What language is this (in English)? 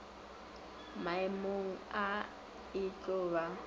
Northern Sotho